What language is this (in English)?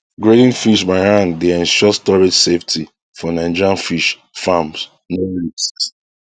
Nigerian Pidgin